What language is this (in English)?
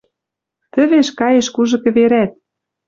Western Mari